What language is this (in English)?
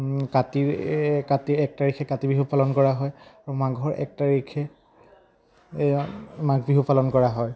Assamese